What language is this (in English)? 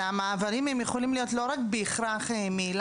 Hebrew